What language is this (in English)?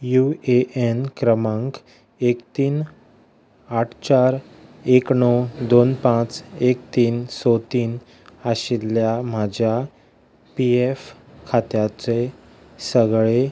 Konkani